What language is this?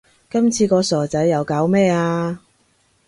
Cantonese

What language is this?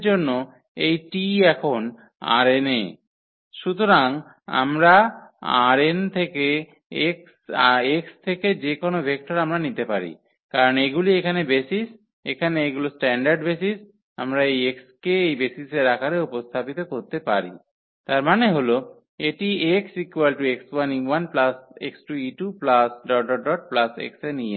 Bangla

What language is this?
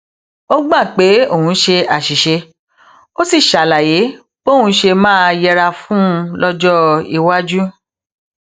Yoruba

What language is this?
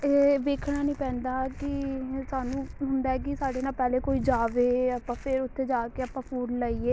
Punjabi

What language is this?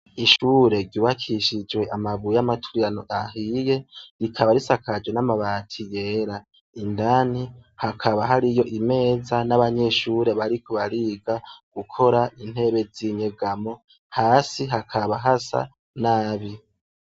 Rundi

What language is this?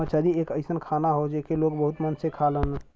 Bhojpuri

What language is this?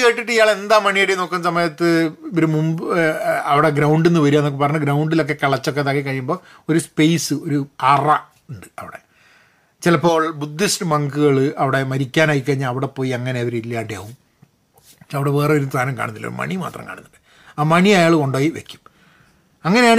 Malayalam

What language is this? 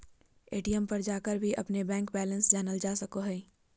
Magahi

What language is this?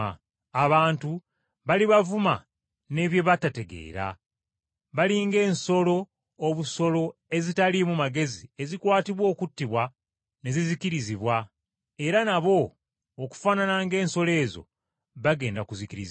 Ganda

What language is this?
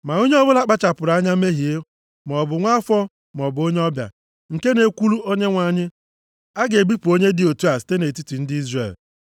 Igbo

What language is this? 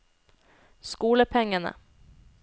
Norwegian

